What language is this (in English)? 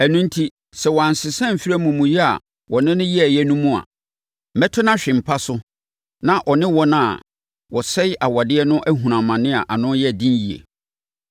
Akan